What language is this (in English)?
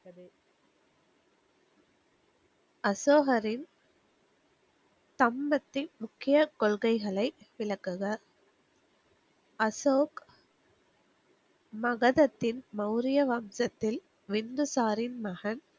Tamil